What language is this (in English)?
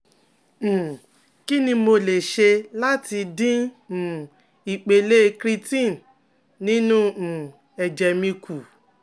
Yoruba